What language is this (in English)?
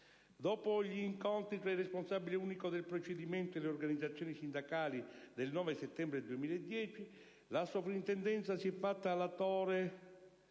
Italian